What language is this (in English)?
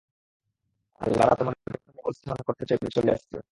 Bangla